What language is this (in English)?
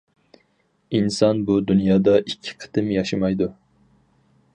Uyghur